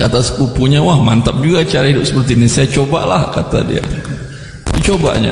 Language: Indonesian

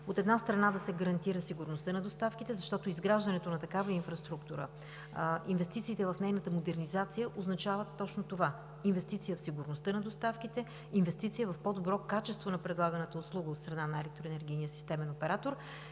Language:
Bulgarian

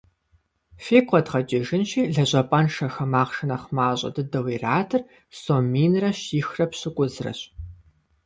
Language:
Kabardian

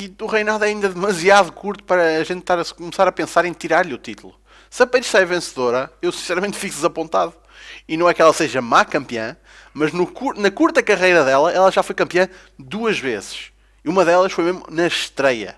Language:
Portuguese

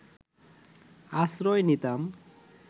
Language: Bangla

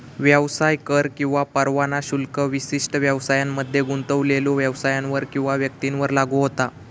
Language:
Marathi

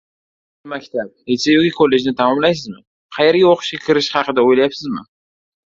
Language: Uzbek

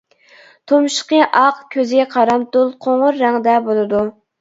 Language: Uyghur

